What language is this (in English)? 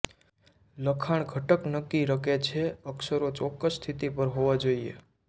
Gujarati